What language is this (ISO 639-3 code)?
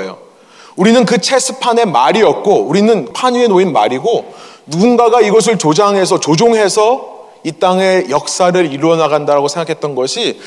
kor